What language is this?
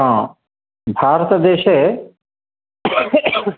Sanskrit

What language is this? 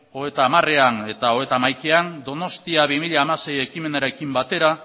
Basque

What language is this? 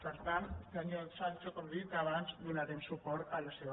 Catalan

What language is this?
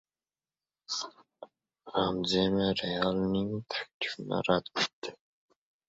Uzbek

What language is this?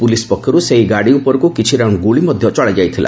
Odia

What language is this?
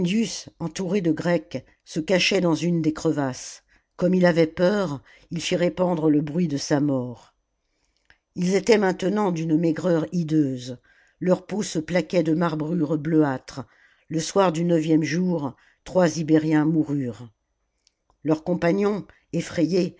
French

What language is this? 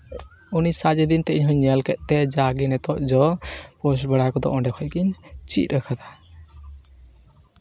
Santali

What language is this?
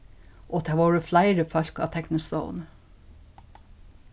Faroese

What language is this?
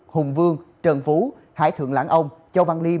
Vietnamese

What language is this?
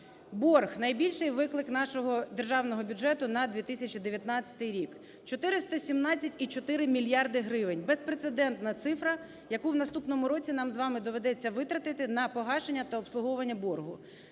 Ukrainian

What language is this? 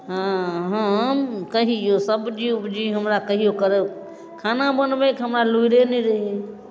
Maithili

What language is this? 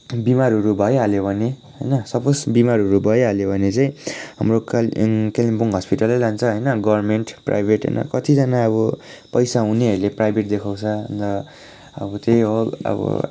Nepali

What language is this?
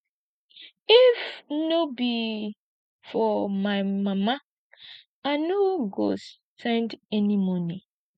Nigerian Pidgin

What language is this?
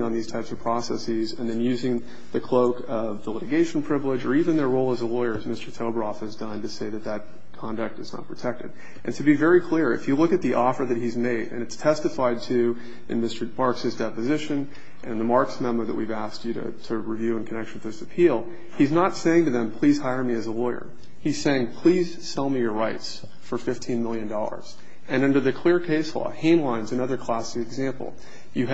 English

